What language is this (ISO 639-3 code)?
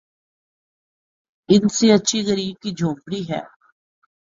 urd